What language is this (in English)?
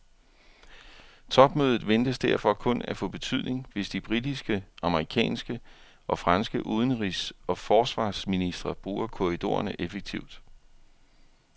Danish